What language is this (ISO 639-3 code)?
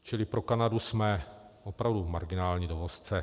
ces